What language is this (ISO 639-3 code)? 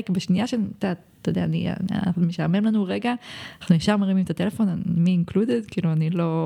heb